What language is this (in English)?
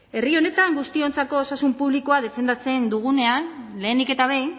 Basque